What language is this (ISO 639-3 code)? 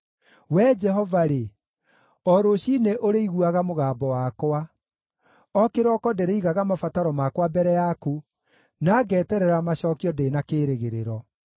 kik